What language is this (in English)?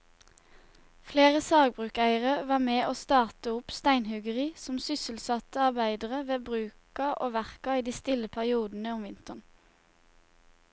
Norwegian